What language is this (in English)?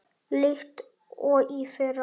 Icelandic